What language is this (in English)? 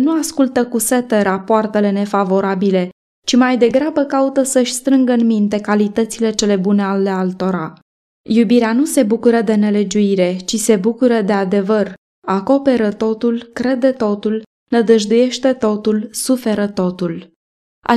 Romanian